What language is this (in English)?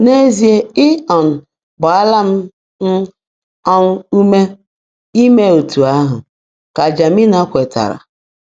Igbo